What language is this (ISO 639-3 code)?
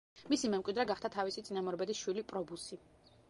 kat